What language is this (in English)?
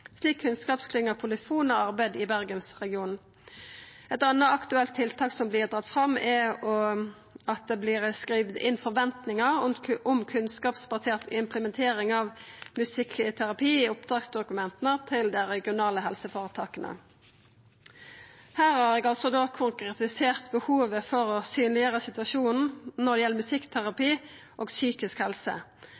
Norwegian Nynorsk